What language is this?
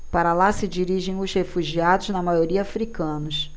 Portuguese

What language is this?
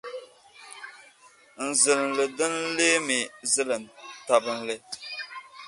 Dagbani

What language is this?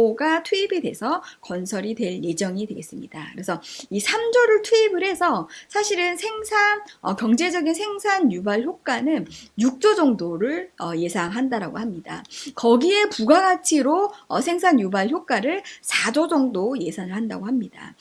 Korean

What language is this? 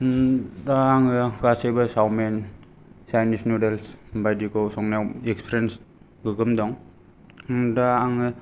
Bodo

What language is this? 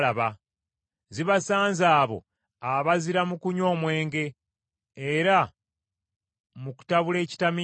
Ganda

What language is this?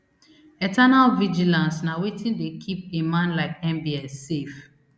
Nigerian Pidgin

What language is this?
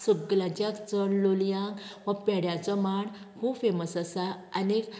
Konkani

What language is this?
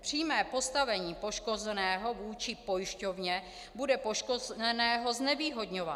Czech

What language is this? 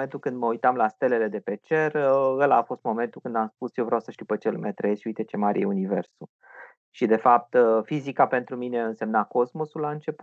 Romanian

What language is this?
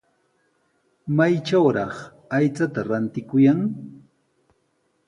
Sihuas Ancash Quechua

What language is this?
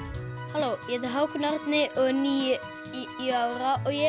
Icelandic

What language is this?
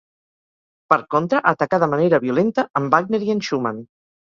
Catalan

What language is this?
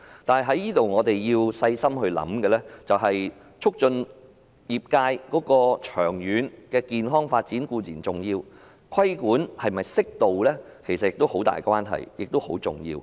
Cantonese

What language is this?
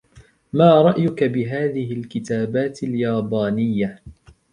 Arabic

